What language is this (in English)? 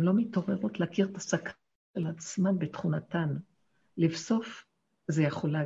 Hebrew